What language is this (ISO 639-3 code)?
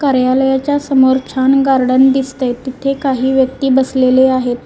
mar